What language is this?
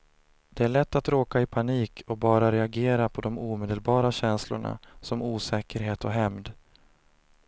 Swedish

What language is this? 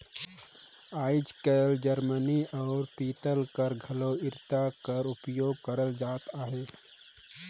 Chhattisgarhi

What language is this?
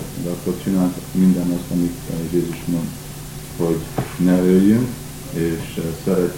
Hungarian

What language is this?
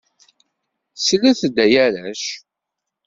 Kabyle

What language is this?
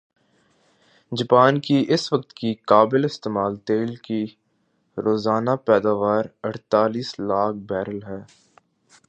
Urdu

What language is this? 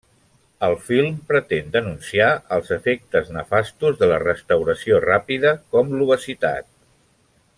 Catalan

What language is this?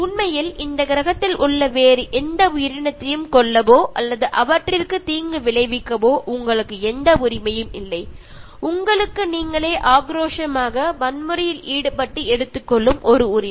Tamil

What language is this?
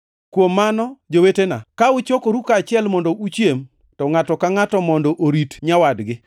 Luo (Kenya and Tanzania)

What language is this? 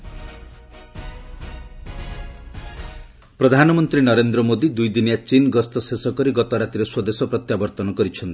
Odia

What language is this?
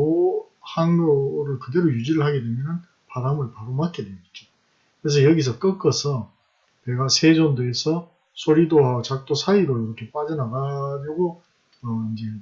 Korean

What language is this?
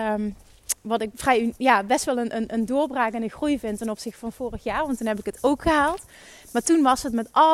Dutch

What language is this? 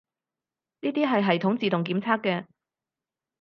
Cantonese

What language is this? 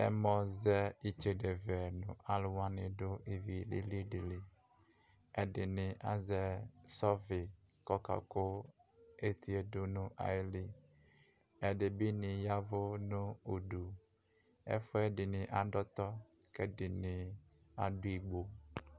Ikposo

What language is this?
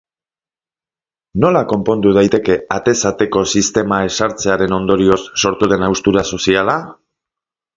Basque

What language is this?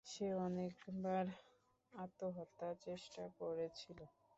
Bangla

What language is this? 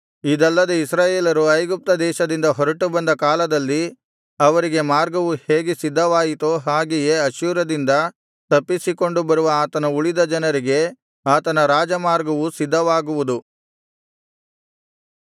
Kannada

